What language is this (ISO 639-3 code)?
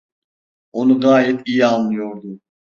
tur